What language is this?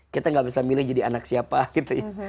Indonesian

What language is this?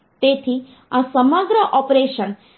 Gujarati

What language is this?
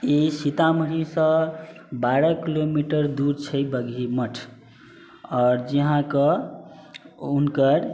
Maithili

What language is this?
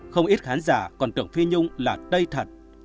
Vietnamese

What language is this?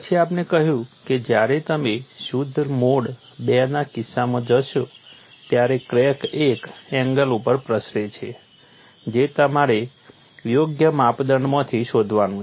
Gujarati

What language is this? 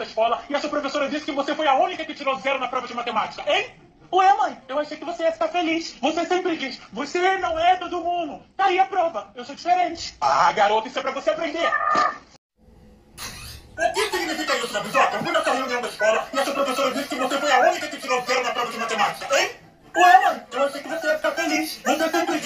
Portuguese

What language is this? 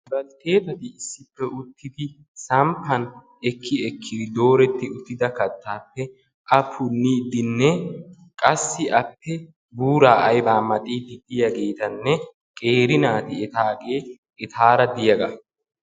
Wolaytta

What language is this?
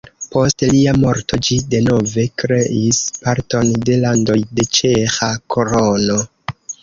Esperanto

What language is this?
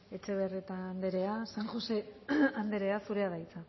Basque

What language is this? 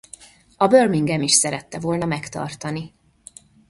Hungarian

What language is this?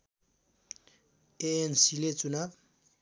Nepali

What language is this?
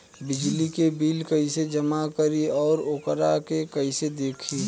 Bhojpuri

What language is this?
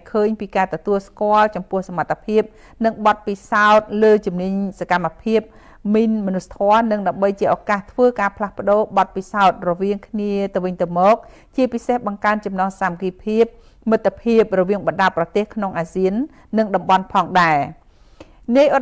Thai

